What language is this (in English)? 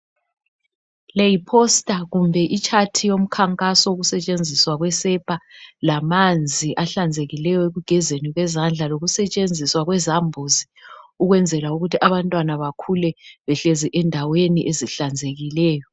North Ndebele